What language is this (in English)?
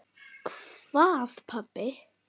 Icelandic